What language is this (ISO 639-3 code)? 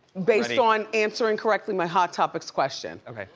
eng